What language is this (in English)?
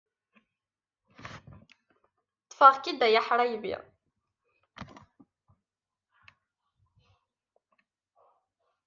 Kabyle